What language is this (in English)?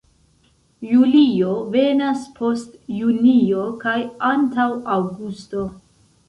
Esperanto